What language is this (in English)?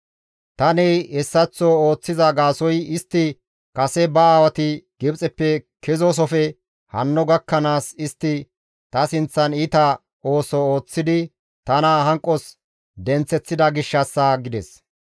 Gamo